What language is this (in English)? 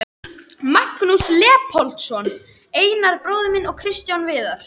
Icelandic